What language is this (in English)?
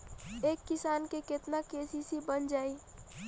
Bhojpuri